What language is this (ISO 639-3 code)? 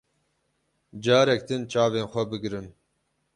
kur